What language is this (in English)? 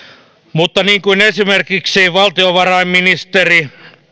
Finnish